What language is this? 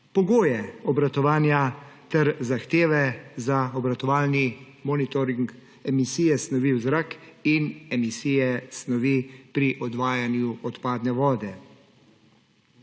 Slovenian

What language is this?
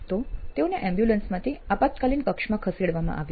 Gujarati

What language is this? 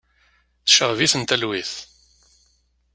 Kabyle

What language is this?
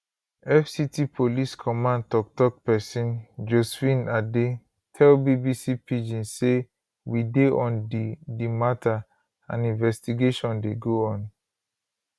Nigerian Pidgin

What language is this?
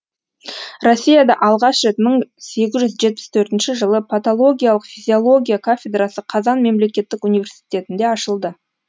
Kazakh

